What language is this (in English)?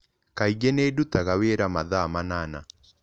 Kikuyu